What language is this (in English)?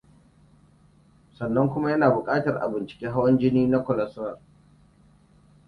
Hausa